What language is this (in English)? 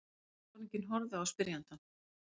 Icelandic